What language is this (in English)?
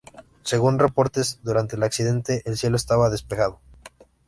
Spanish